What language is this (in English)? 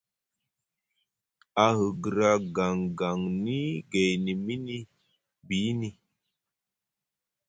Musgu